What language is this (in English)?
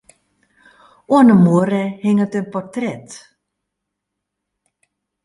Western Frisian